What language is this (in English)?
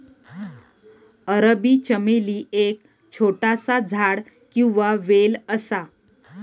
Marathi